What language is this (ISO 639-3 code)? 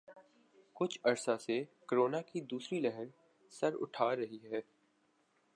urd